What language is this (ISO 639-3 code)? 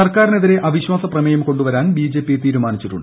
mal